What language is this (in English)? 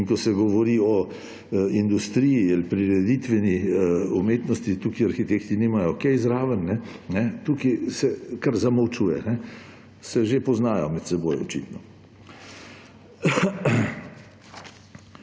Slovenian